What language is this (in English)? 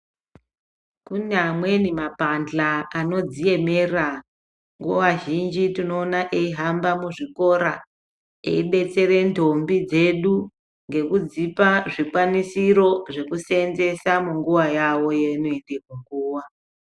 Ndau